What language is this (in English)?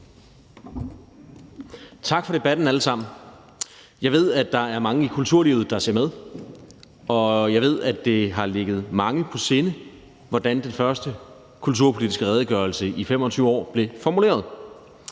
Danish